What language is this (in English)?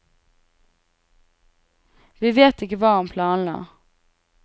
Norwegian